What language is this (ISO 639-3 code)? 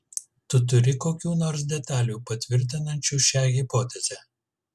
lit